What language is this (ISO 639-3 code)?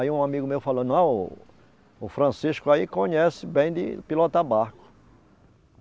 por